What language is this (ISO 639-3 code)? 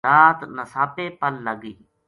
gju